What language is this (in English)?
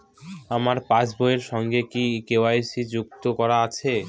Bangla